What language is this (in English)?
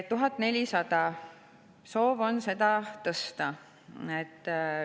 Estonian